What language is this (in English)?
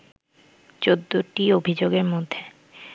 Bangla